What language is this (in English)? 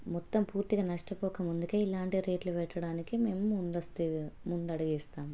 Telugu